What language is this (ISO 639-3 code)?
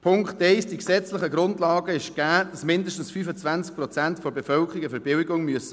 gsw